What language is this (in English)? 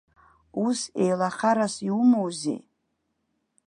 Abkhazian